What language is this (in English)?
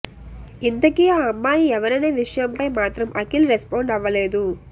Telugu